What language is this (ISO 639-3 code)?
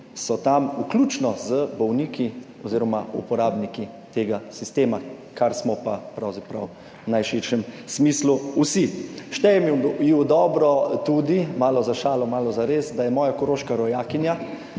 slv